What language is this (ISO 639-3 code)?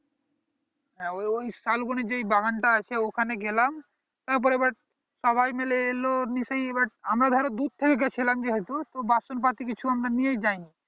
ben